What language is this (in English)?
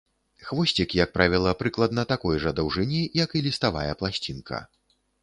Belarusian